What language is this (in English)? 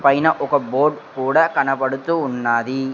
Telugu